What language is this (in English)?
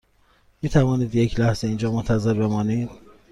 Persian